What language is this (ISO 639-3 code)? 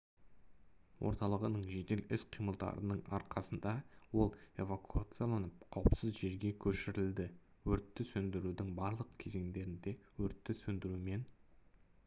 kaz